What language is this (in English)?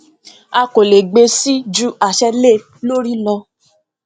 Yoruba